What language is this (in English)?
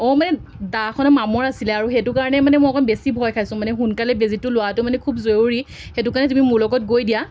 Assamese